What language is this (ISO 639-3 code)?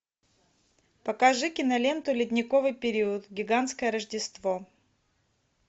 rus